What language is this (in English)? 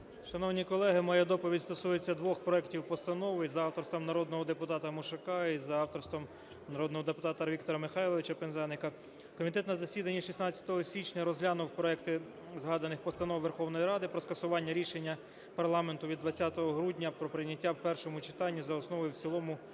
Ukrainian